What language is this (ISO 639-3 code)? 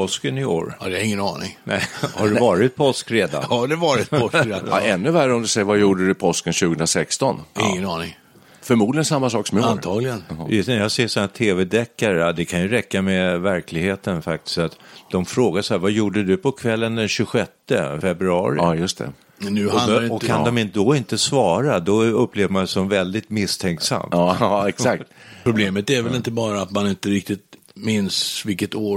swe